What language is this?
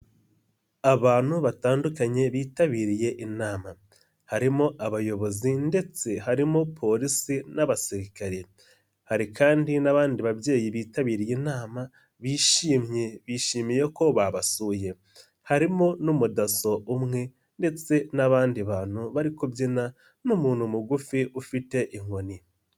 Kinyarwanda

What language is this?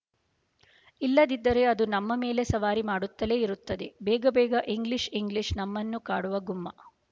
Kannada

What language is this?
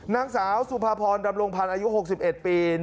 Thai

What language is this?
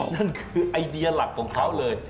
Thai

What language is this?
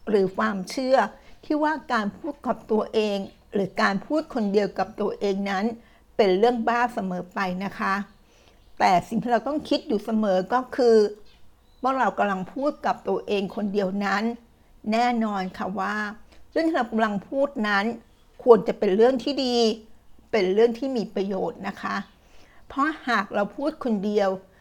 Thai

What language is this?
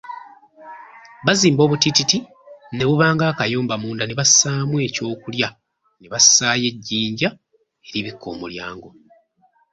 Ganda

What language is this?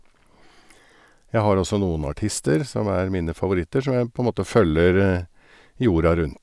Norwegian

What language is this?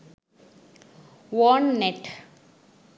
Sinhala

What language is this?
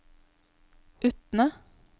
Norwegian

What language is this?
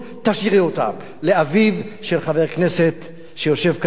Hebrew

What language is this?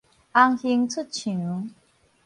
Min Nan Chinese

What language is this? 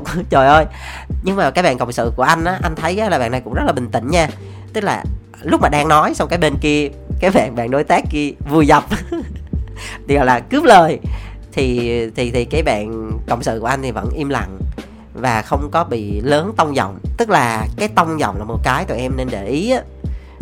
Vietnamese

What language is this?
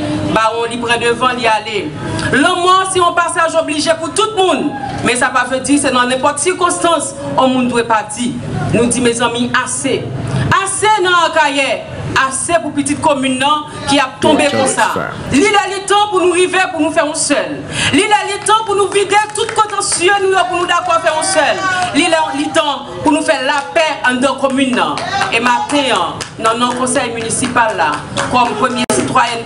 French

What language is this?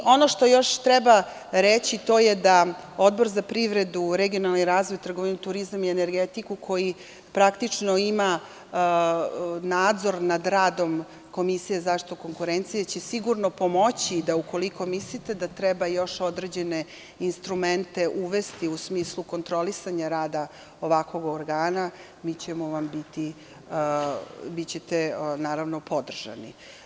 Serbian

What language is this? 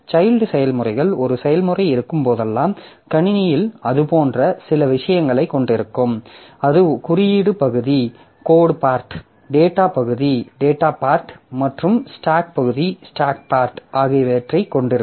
Tamil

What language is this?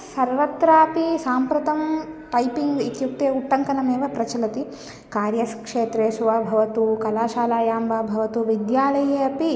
Sanskrit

